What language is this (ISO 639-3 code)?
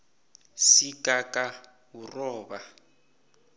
nbl